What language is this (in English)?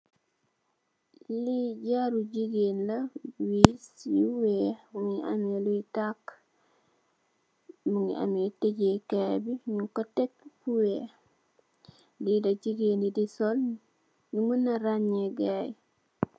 Wolof